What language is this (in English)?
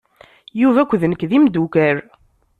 Kabyle